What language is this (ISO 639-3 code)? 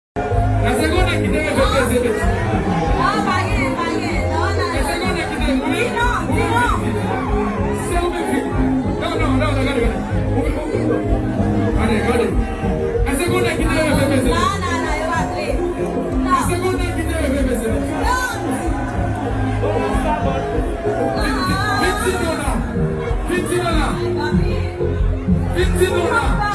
kor